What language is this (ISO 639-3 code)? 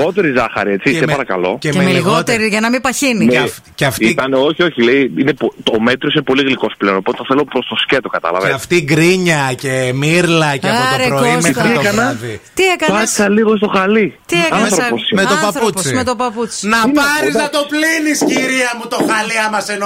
ell